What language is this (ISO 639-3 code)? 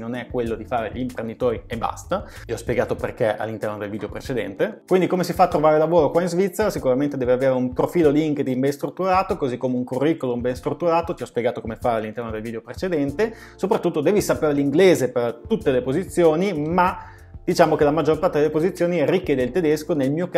ita